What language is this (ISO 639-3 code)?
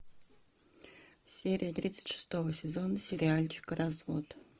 rus